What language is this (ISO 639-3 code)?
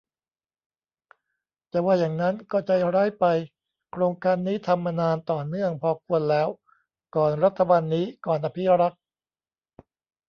tha